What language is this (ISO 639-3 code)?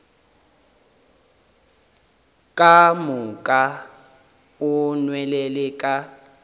nso